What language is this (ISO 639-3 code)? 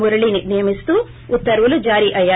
tel